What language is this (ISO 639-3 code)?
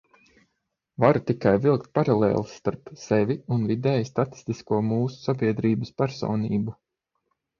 lav